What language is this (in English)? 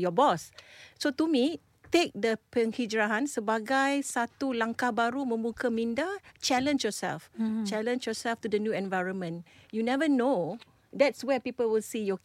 Malay